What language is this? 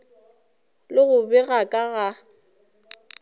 Northern Sotho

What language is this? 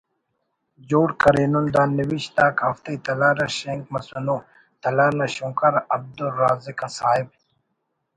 Brahui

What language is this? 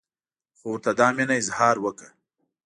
Pashto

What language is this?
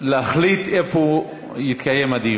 Hebrew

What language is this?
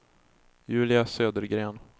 Swedish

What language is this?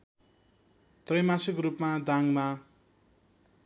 Nepali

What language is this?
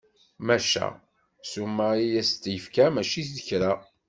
Kabyle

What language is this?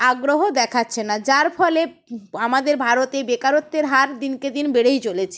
Bangla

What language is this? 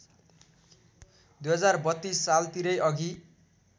Nepali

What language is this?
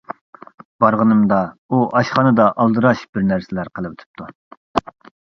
Uyghur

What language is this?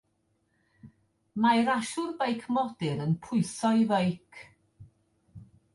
Welsh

